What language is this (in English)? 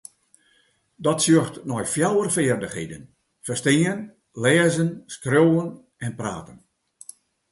Western Frisian